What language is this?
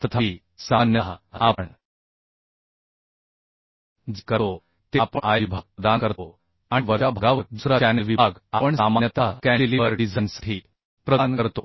Marathi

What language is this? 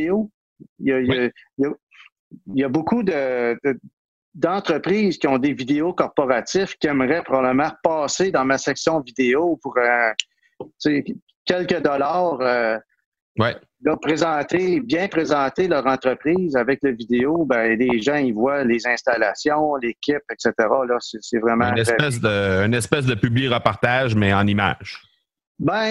French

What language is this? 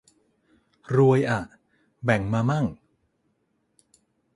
Thai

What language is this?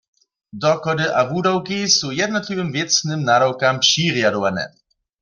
Upper Sorbian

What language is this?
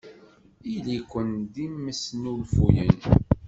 Kabyle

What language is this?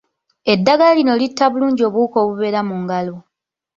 Ganda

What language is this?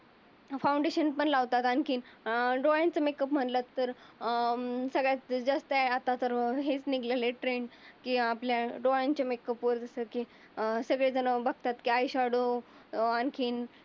Marathi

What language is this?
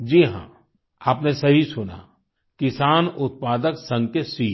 Hindi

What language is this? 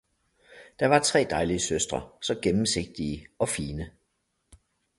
Danish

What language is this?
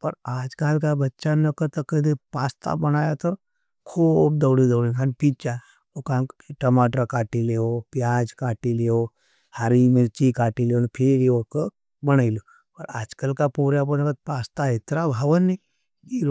Nimadi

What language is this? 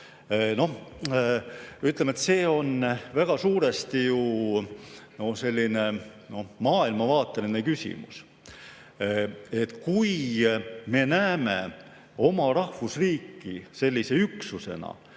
Estonian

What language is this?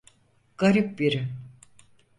Turkish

